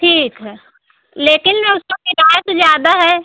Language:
Hindi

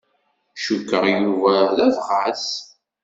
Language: Kabyle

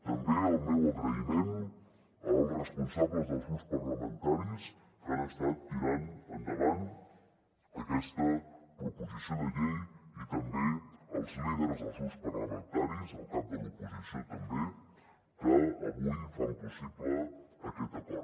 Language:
Catalan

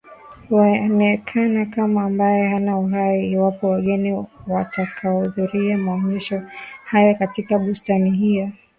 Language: Swahili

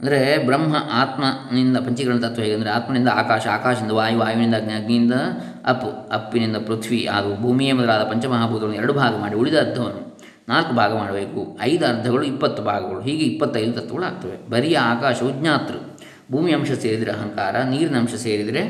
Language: Kannada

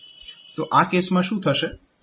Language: Gujarati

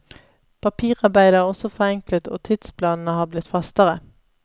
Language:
Norwegian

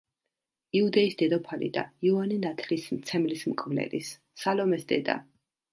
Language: Georgian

